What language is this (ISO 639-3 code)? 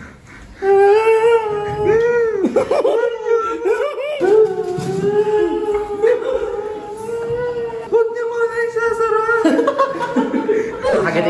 fil